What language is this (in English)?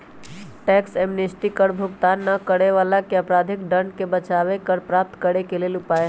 Magahi